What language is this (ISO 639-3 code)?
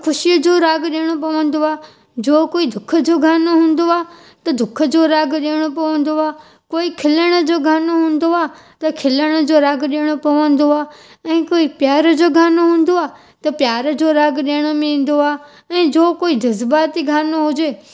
snd